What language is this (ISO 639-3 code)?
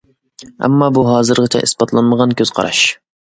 uig